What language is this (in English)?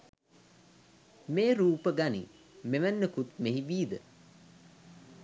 Sinhala